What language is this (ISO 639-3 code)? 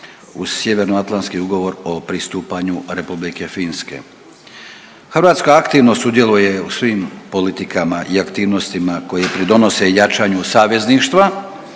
hrv